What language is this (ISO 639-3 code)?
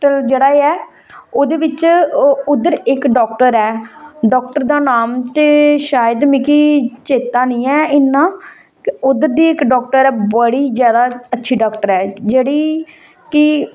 doi